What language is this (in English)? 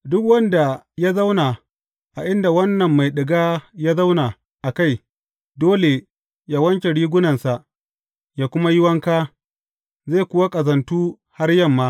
Hausa